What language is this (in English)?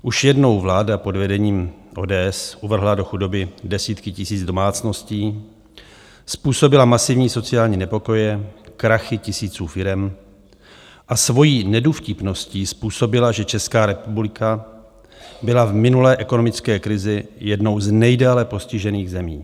Czech